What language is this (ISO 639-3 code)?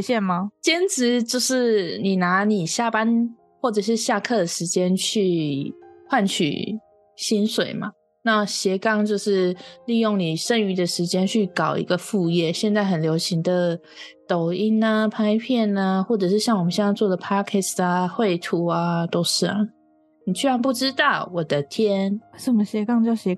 zho